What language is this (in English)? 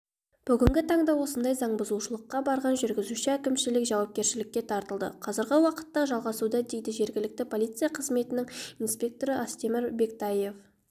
Kazakh